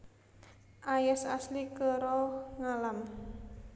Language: Javanese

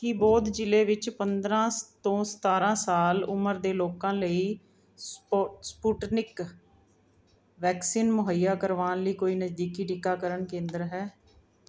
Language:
Punjabi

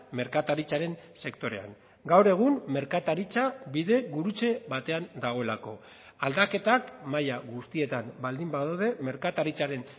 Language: Basque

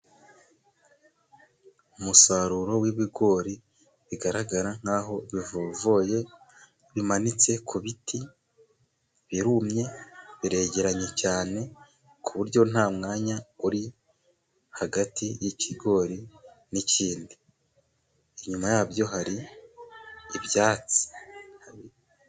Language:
Kinyarwanda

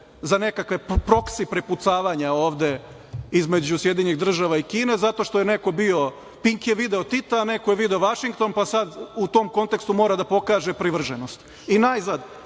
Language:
Serbian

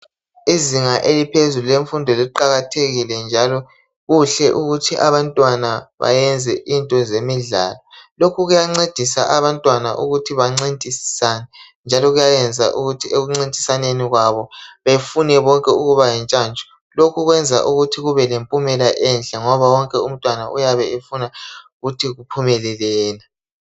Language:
North Ndebele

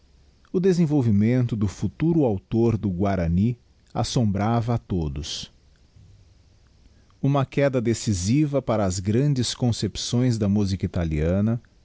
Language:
Portuguese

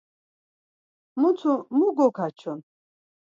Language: Laz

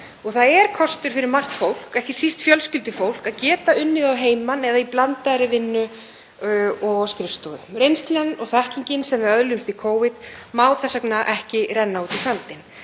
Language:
Icelandic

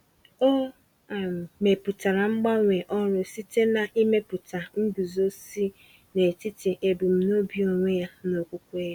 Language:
Igbo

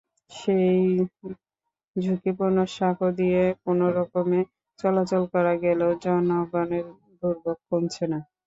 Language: Bangla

